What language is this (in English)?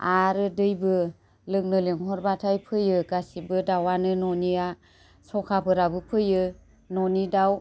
Bodo